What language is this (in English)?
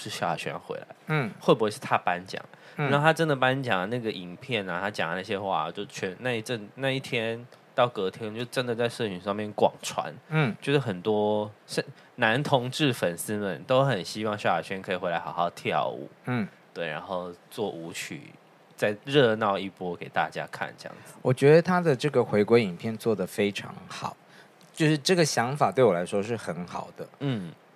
Chinese